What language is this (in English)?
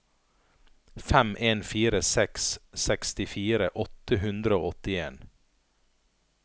Norwegian